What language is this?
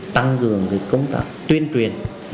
Vietnamese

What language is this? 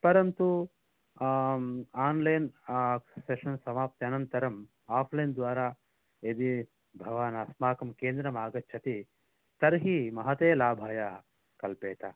Sanskrit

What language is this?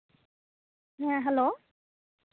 Santali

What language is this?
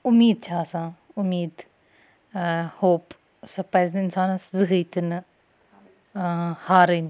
Kashmiri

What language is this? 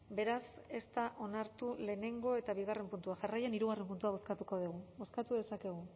Basque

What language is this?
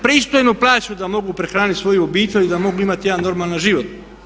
Croatian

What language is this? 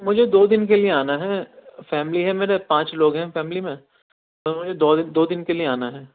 Urdu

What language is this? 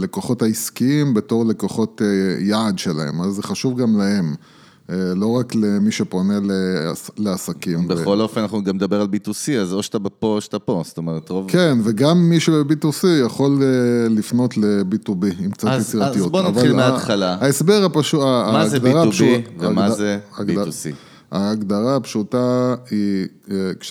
Hebrew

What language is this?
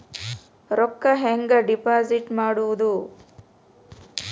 Kannada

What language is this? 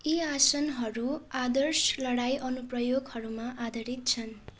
Nepali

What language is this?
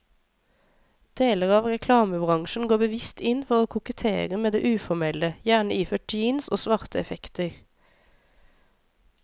Norwegian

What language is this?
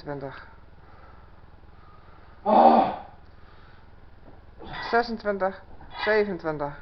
Dutch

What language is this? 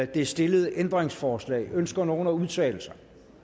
Danish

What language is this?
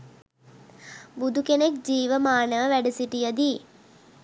Sinhala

